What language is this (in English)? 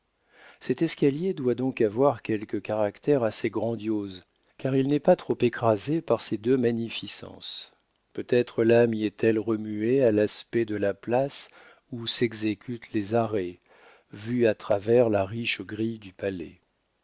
French